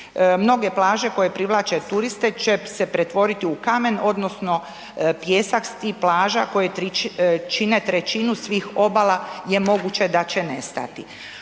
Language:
Croatian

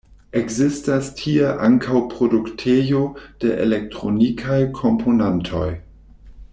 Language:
Esperanto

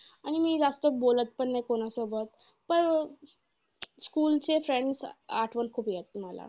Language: Marathi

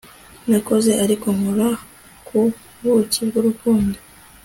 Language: Kinyarwanda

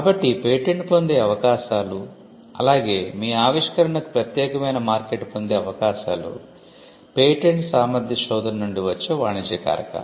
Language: Telugu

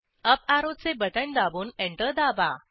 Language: Marathi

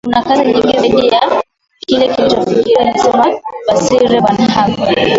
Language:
Swahili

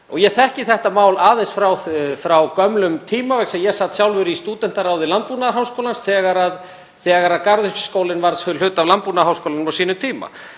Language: Icelandic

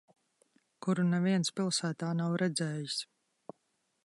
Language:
Latvian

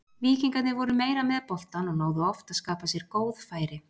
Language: Icelandic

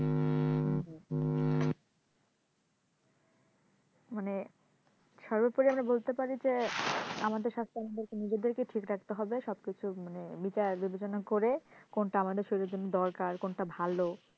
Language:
Bangla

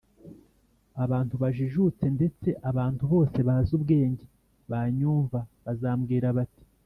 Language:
Kinyarwanda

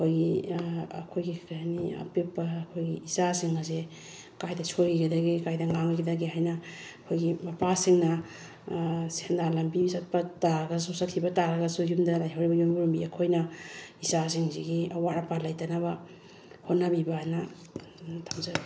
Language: Manipuri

